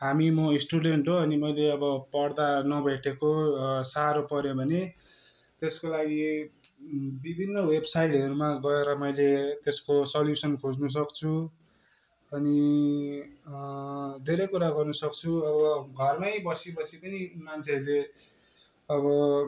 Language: Nepali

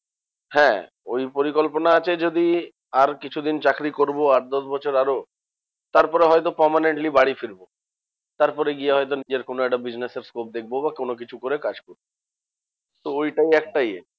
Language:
Bangla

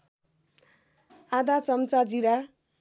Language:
Nepali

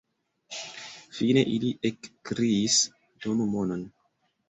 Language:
Esperanto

